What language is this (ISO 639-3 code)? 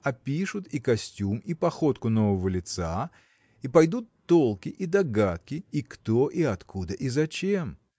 rus